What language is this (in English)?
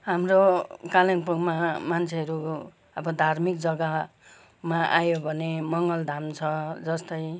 Nepali